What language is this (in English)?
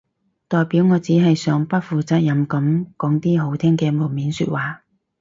Cantonese